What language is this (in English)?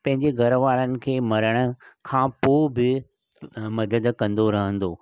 Sindhi